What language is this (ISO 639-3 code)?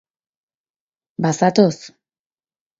eus